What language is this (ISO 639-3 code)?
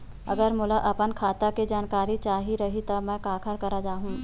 hne